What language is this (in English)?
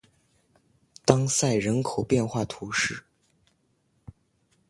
Chinese